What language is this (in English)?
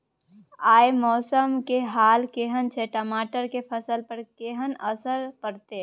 Maithili